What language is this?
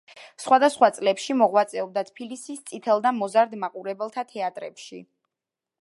Georgian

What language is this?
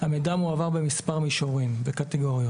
Hebrew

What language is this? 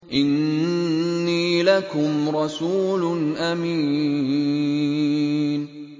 Arabic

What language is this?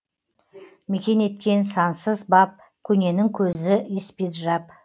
Kazakh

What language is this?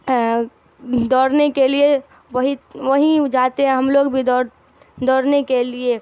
Urdu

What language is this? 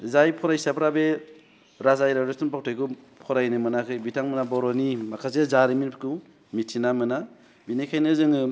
Bodo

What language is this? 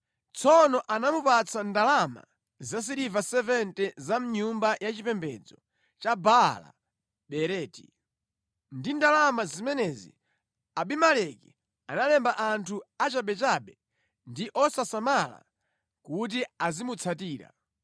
Nyanja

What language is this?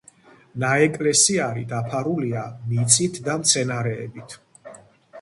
Georgian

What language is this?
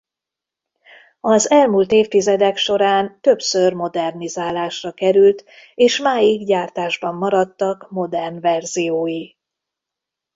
Hungarian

